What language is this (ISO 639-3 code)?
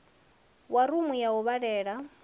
ven